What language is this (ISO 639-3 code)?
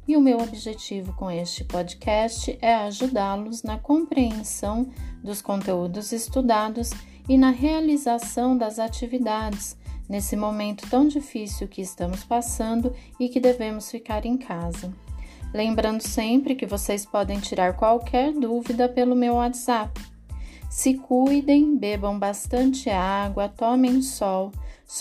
por